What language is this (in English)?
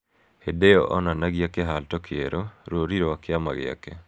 Kikuyu